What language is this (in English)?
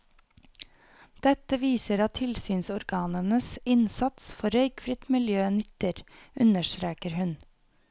Norwegian